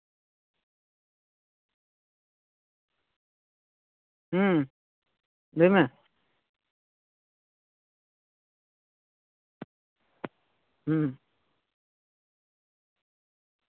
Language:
Santali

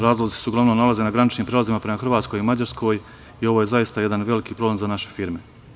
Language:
Serbian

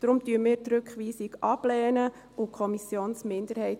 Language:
Swiss German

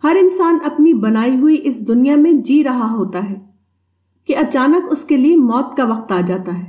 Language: Urdu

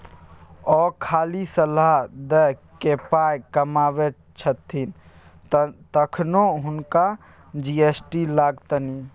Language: Maithili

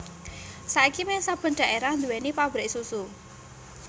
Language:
Javanese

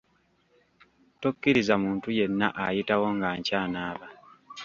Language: Ganda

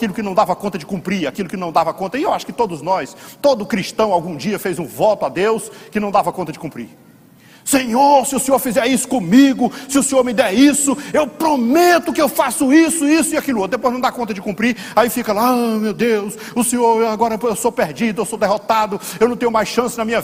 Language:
Portuguese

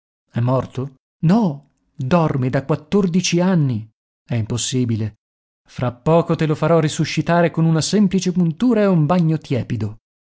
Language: Italian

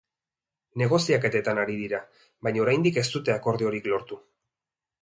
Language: Basque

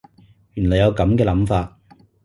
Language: Cantonese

